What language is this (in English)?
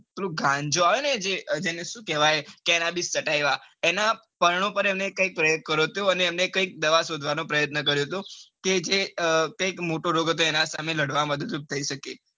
Gujarati